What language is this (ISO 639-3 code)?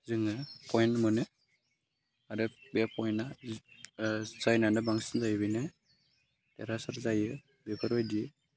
brx